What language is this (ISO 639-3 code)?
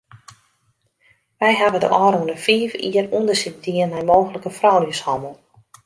fry